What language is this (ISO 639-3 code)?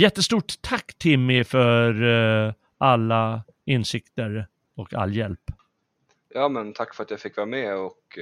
swe